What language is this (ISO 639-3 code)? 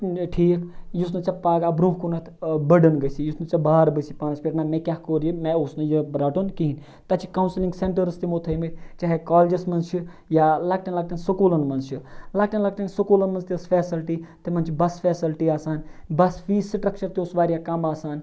kas